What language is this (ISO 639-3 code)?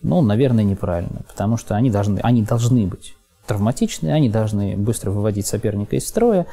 rus